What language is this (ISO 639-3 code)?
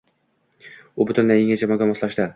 uzb